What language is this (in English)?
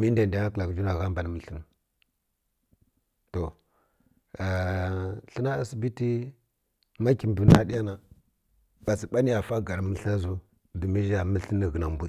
Kirya-Konzəl